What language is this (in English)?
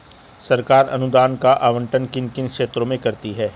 Hindi